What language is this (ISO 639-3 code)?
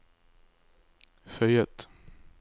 nor